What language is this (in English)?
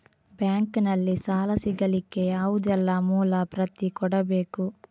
Kannada